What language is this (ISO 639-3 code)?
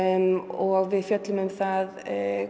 isl